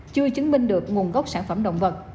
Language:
Vietnamese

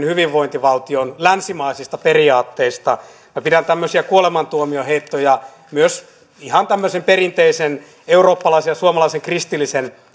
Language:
Finnish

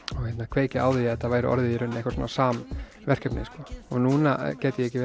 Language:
Icelandic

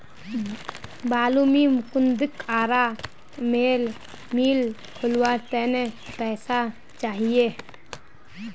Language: Magahi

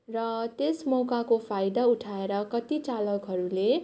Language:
Nepali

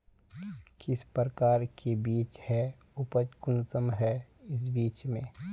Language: Magahi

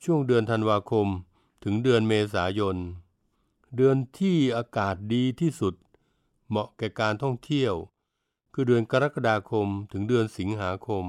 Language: Thai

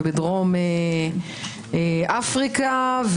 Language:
Hebrew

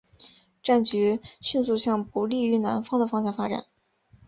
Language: Chinese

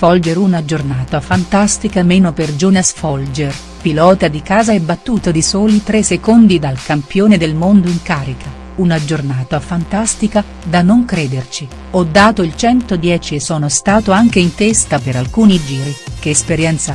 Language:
Italian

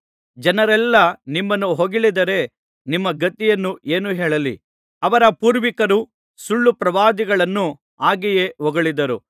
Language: Kannada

